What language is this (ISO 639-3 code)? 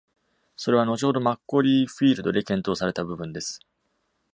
jpn